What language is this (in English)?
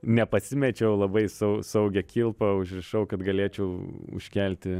Lithuanian